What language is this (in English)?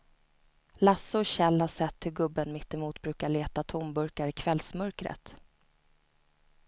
Swedish